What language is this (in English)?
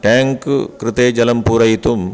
Sanskrit